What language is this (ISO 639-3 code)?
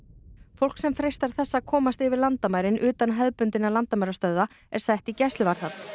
isl